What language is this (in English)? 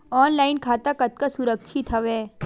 Chhattisgarhi